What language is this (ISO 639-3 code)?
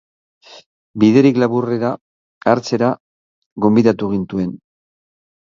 eus